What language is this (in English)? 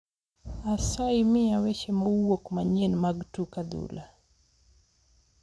Luo (Kenya and Tanzania)